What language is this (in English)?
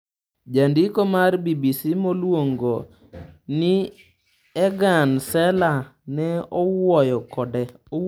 Luo (Kenya and Tanzania)